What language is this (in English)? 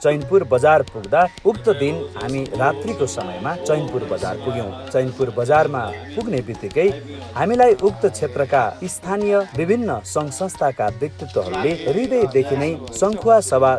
Vietnamese